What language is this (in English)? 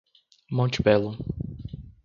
Portuguese